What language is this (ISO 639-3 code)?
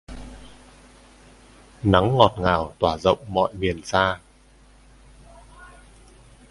vie